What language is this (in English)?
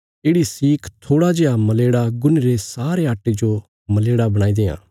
Bilaspuri